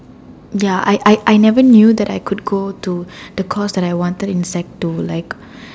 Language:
English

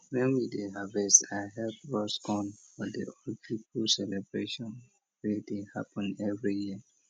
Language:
Nigerian Pidgin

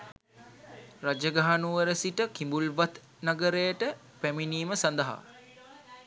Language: Sinhala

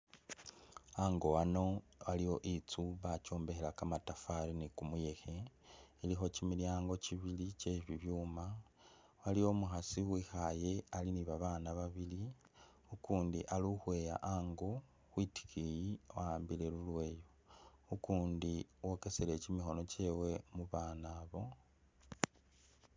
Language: Masaaba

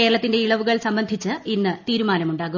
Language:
Malayalam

